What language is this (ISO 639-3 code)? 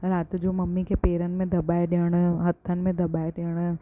snd